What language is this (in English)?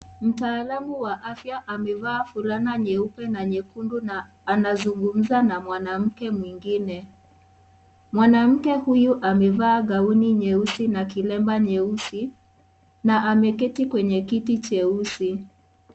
Swahili